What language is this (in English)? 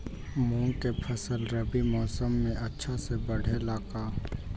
Magahi